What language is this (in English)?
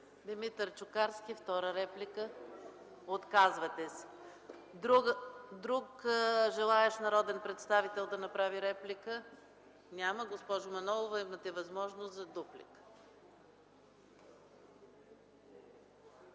Bulgarian